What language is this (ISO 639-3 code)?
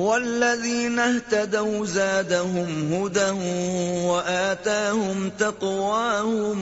urd